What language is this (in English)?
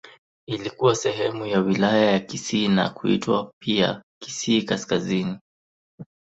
Swahili